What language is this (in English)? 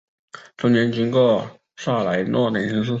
Chinese